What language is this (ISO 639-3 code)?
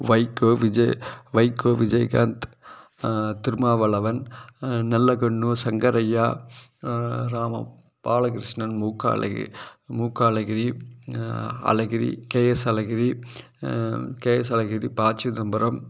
tam